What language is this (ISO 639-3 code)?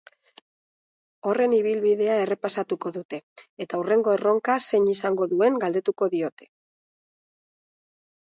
eus